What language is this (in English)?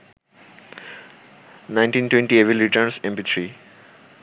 Bangla